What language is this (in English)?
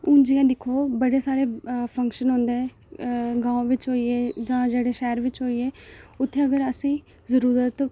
Dogri